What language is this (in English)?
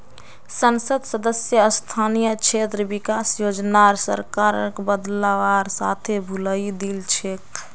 Magahi